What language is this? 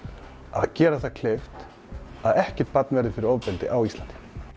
Icelandic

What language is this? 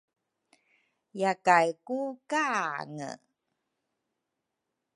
Rukai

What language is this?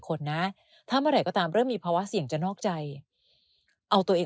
Thai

